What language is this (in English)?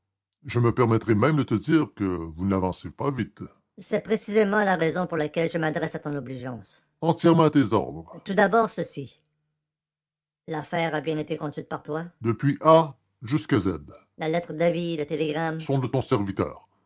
French